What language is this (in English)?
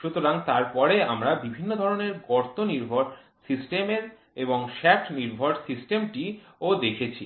Bangla